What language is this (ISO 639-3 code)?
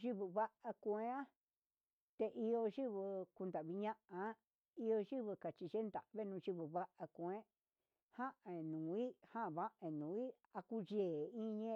mxs